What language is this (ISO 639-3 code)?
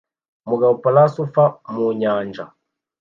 kin